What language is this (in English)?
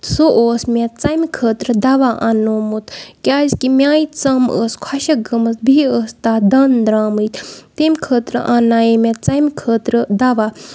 Kashmiri